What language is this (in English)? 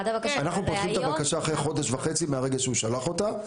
Hebrew